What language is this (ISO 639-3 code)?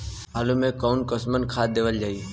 bho